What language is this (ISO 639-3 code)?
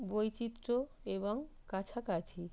ben